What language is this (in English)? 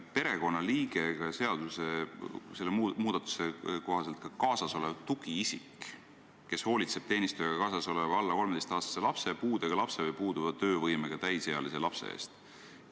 Estonian